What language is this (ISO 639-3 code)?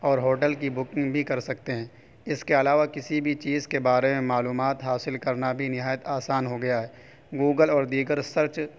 urd